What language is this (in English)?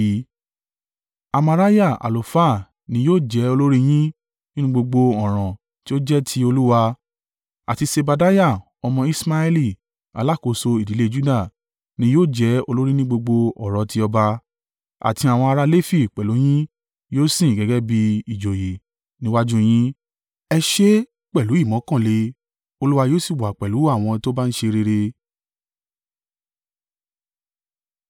Yoruba